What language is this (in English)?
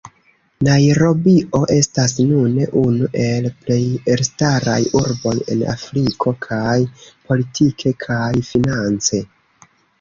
Esperanto